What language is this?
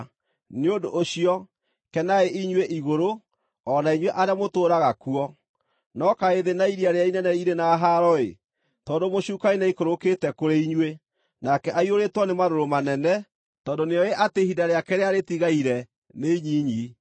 Kikuyu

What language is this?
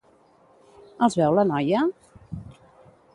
Catalan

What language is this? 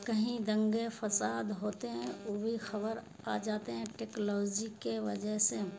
Urdu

